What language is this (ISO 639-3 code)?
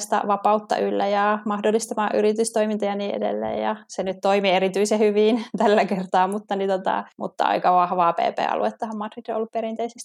fin